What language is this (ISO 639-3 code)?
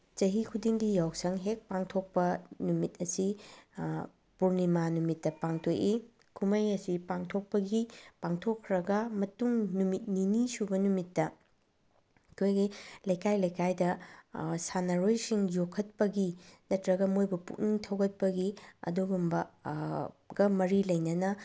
mni